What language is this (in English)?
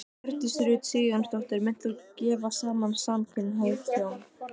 Icelandic